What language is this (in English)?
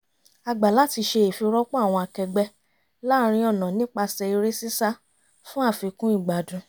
Yoruba